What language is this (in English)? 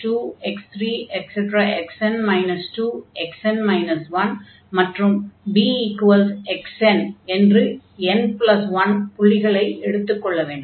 Tamil